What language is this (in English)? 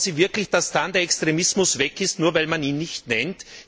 German